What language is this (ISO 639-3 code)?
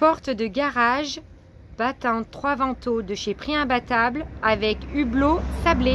fra